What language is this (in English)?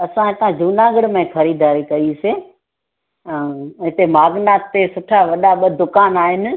Sindhi